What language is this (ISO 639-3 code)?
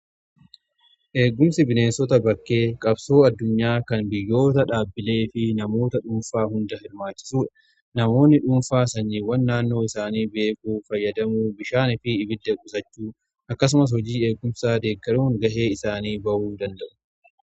orm